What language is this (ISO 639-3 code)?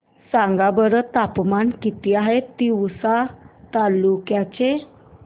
mar